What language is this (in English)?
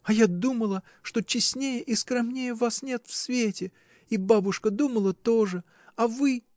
Russian